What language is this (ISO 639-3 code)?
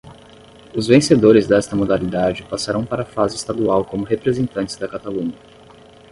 por